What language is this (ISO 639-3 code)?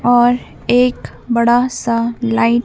hin